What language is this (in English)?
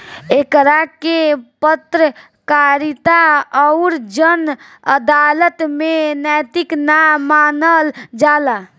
Bhojpuri